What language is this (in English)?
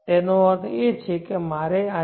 Gujarati